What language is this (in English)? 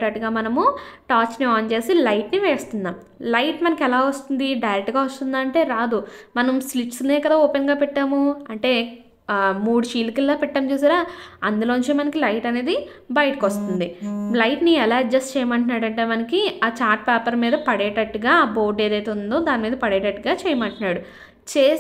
Telugu